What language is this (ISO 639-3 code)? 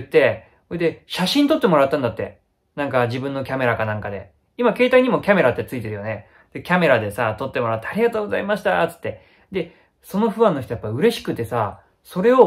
jpn